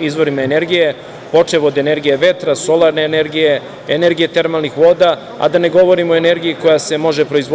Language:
Serbian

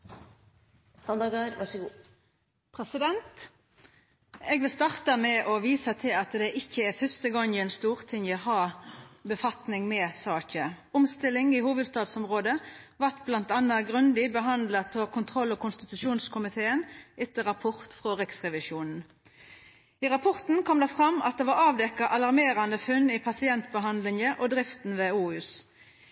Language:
Norwegian Nynorsk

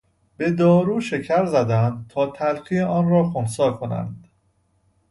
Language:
Persian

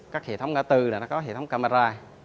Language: Vietnamese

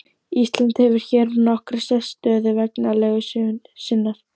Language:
Icelandic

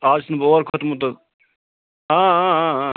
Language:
Kashmiri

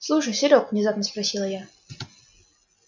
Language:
Russian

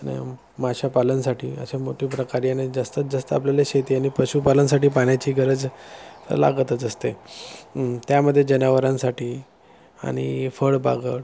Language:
Marathi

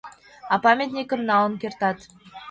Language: Mari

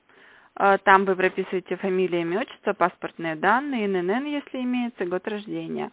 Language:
Russian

